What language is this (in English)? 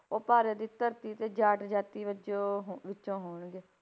Punjabi